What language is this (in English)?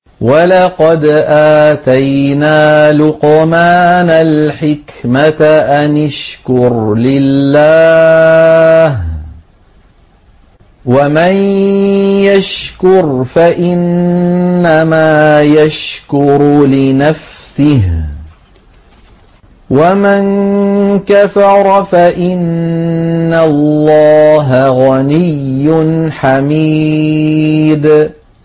Arabic